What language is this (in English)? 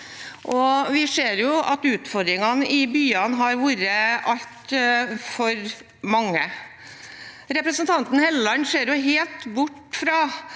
Norwegian